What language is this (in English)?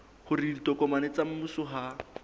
Southern Sotho